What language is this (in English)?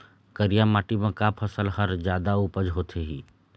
Chhattisgarhi